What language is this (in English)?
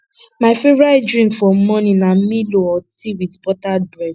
Nigerian Pidgin